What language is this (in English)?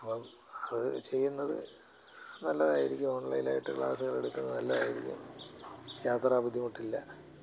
Malayalam